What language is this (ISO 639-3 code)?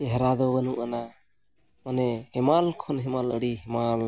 sat